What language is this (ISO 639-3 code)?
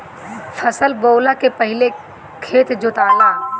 bho